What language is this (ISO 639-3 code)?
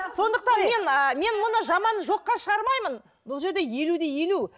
kaz